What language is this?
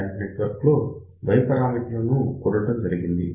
Telugu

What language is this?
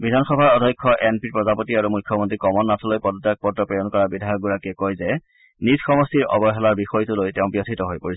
Assamese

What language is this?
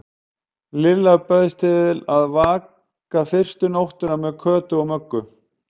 Icelandic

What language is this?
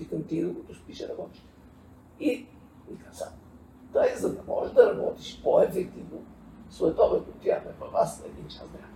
Bulgarian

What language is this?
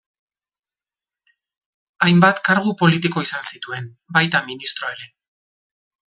Basque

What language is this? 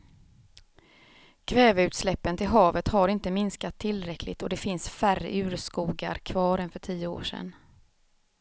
Swedish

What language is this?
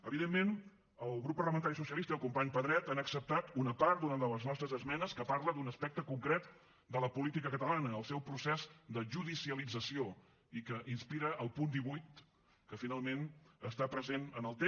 Catalan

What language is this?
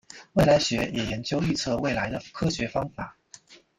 Chinese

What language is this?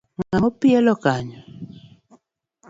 Luo (Kenya and Tanzania)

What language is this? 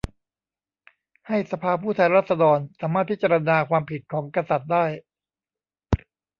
Thai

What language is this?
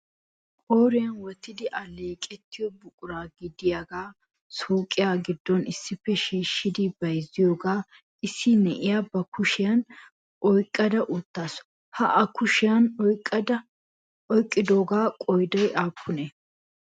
Wolaytta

